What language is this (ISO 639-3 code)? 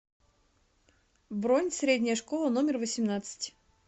rus